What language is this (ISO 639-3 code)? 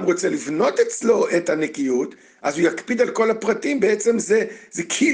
heb